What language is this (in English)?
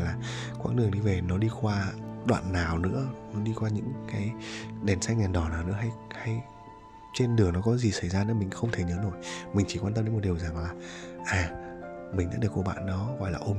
Vietnamese